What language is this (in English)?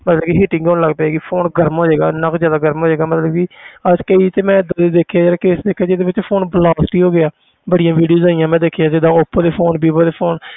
Punjabi